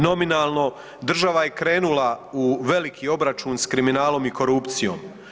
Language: Croatian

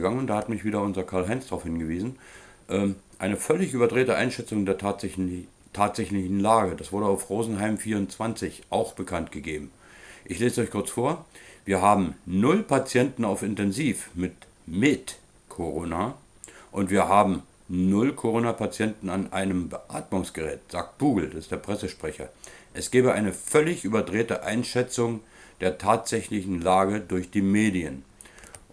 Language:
German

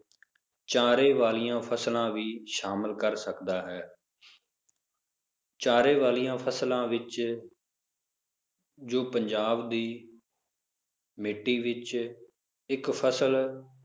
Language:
Punjabi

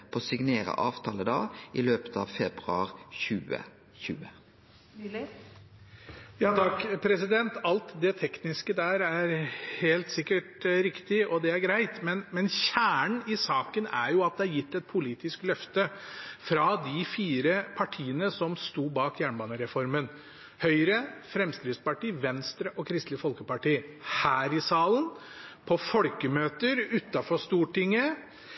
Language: Norwegian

